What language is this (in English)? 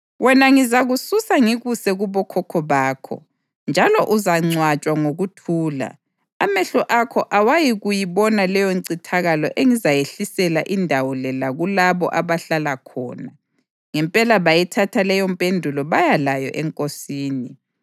North Ndebele